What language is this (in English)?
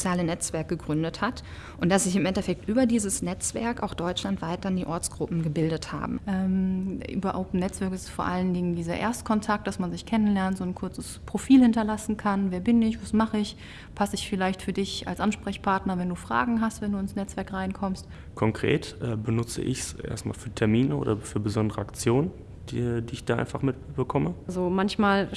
German